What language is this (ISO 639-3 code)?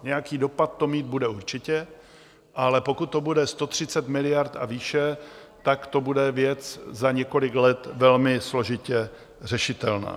ces